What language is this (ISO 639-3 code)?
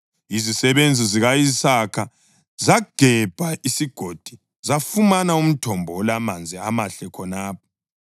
nde